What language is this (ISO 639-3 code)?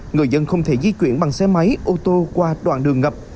vie